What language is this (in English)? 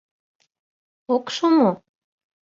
Mari